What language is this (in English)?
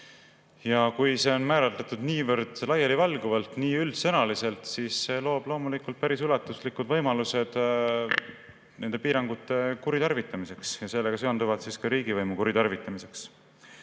Estonian